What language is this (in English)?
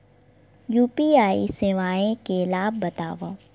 Chhattisgarhi